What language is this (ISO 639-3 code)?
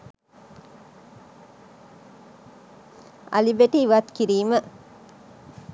sin